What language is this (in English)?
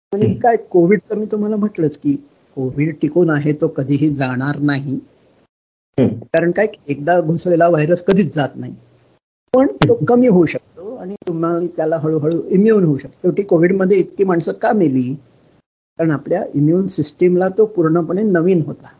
Marathi